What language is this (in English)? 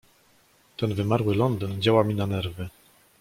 Polish